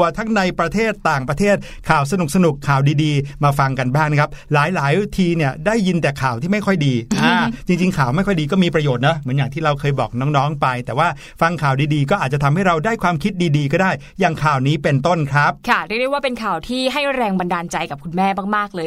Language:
Thai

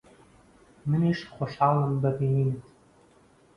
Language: Central Kurdish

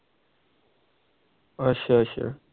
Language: Punjabi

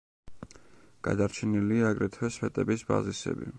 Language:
Georgian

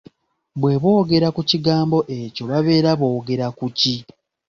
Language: Ganda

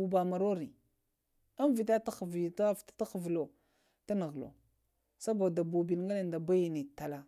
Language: Lamang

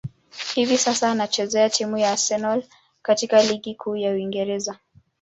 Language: Swahili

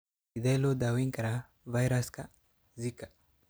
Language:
Somali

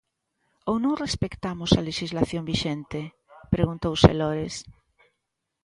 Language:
Galician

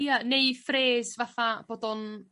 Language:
Welsh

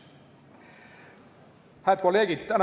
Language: Estonian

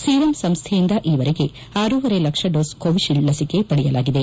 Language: Kannada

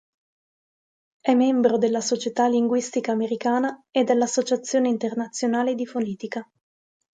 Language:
Italian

